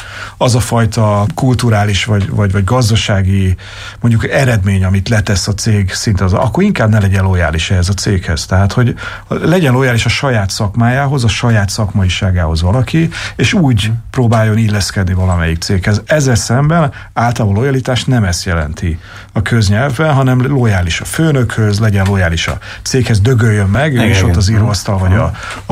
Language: Hungarian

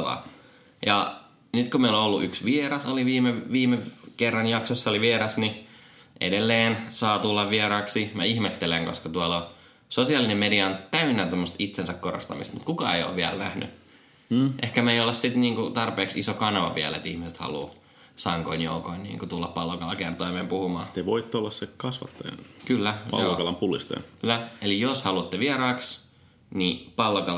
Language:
Finnish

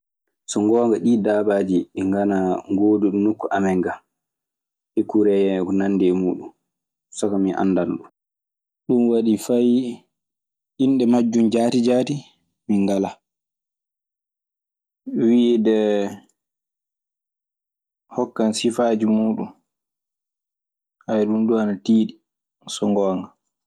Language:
Maasina Fulfulde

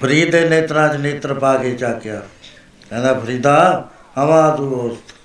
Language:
Punjabi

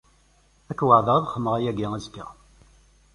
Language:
Kabyle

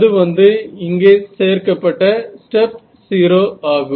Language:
Tamil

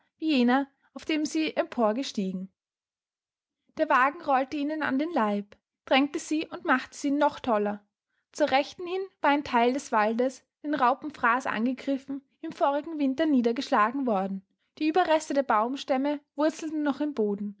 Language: German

